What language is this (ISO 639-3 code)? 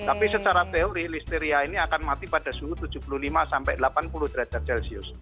ind